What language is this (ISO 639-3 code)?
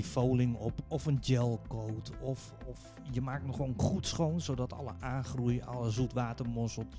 nld